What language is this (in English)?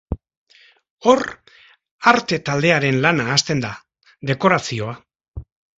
Basque